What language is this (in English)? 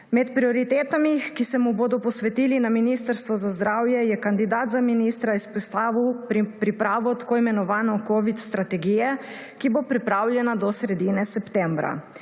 Slovenian